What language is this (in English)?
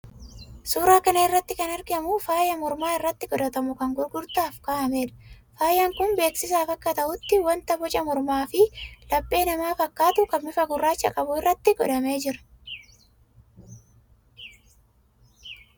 Oromo